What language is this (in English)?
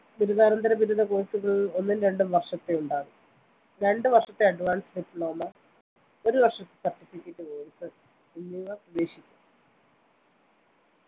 Malayalam